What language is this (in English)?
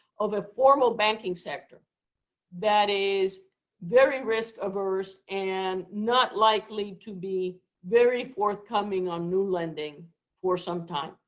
English